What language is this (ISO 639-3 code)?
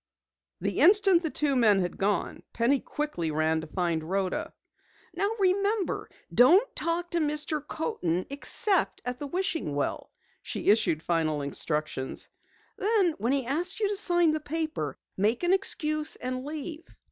eng